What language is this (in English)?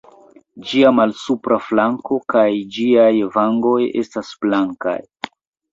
Esperanto